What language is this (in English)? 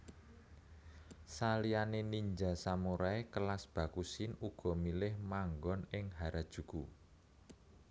Javanese